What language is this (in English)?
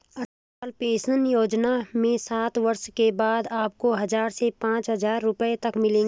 Hindi